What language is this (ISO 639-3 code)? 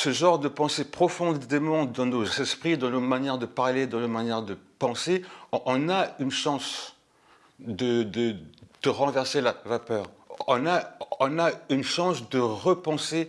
fra